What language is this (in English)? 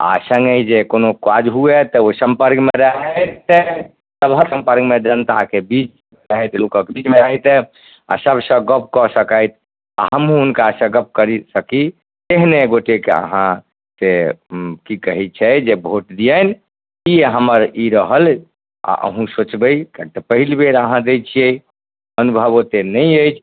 Maithili